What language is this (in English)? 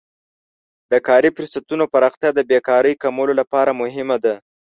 Pashto